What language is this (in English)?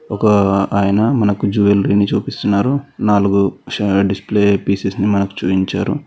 Telugu